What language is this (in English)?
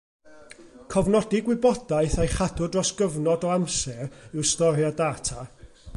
Welsh